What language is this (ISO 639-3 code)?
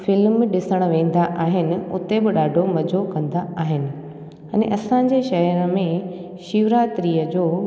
snd